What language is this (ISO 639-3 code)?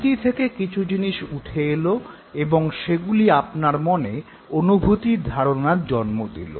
ben